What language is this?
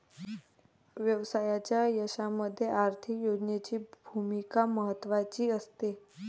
Marathi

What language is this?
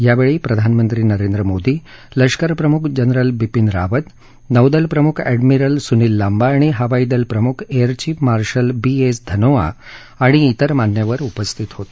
Marathi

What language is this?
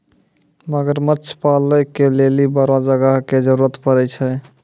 Maithili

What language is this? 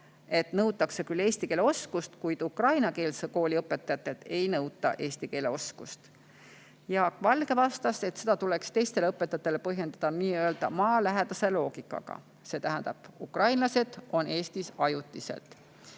Estonian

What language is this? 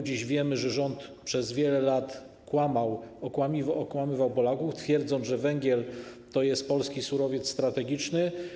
Polish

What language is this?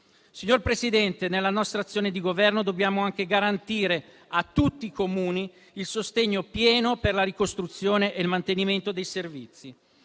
Italian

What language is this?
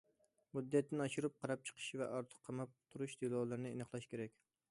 Uyghur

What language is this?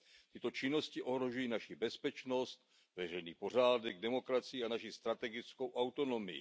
Czech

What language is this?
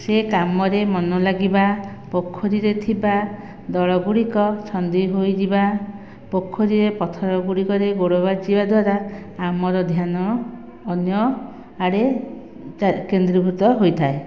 Odia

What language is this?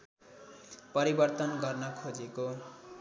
Nepali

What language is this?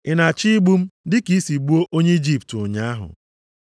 Igbo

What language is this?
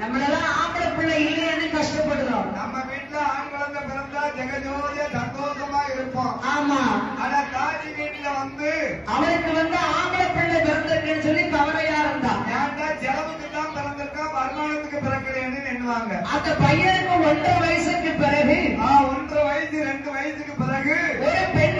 Arabic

